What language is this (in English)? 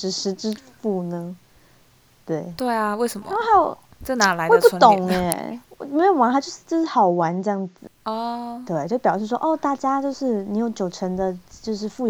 Chinese